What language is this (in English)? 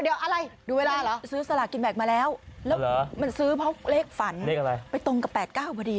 Thai